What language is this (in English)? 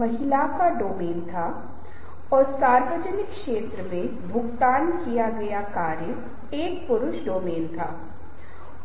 Hindi